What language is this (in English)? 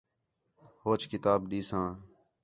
Khetrani